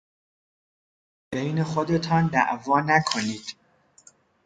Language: Persian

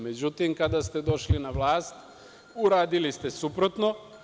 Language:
Serbian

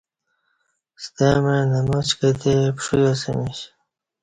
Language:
Kati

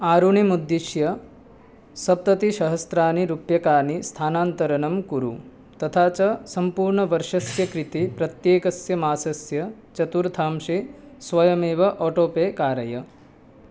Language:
Sanskrit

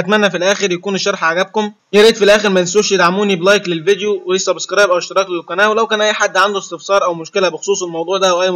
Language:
Arabic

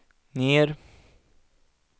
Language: Swedish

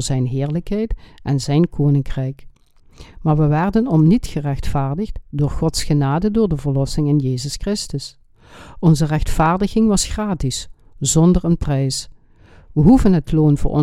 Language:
Dutch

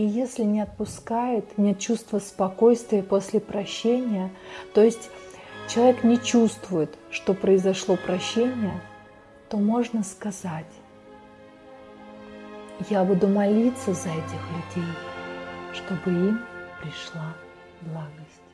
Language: Russian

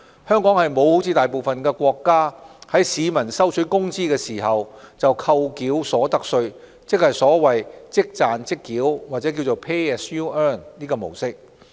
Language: Cantonese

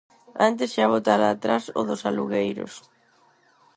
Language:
Galician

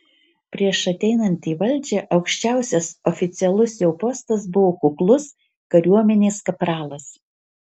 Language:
Lithuanian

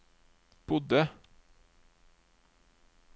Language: Norwegian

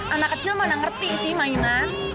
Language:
Indonesian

